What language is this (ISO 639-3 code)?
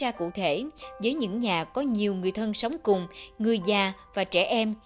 vie